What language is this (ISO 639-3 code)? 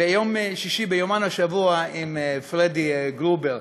heb